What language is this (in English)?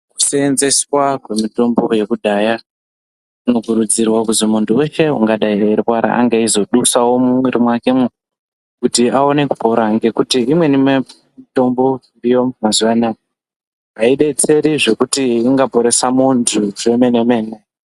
Ndau